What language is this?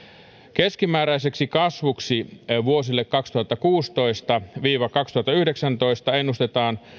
Finnish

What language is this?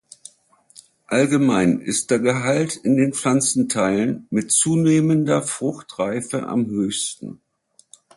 German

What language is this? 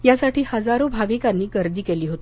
Marathi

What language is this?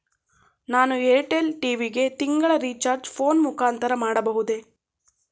Kannada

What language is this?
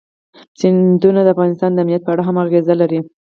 Pashto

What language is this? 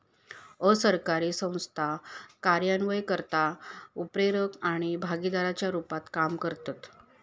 Marathi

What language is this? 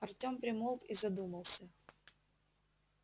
Russian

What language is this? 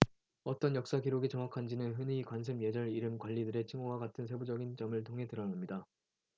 Korean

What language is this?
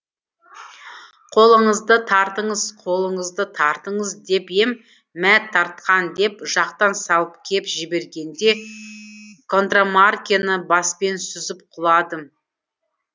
Kazakh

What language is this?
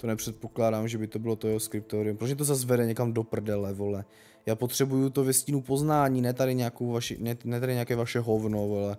Czech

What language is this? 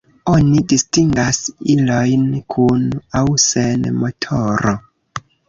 Esperanto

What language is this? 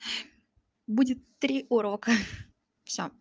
Russian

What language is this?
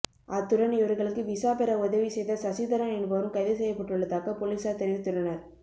Tamil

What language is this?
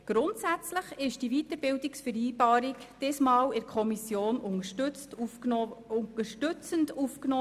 Swiss German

